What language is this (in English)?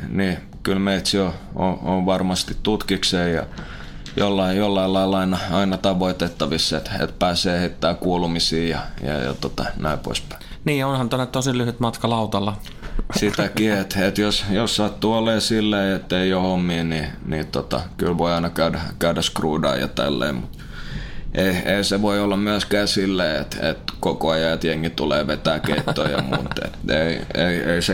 Finnish